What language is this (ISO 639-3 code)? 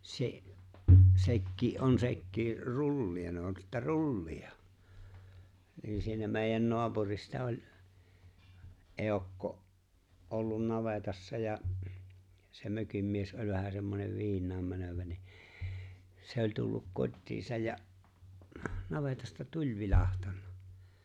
fin